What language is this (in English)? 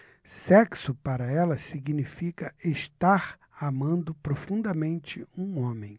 Portuguese